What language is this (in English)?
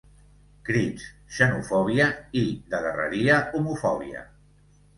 Catalan